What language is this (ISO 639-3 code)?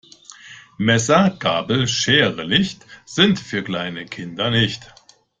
deu